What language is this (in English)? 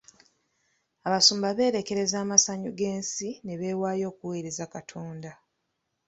Ganda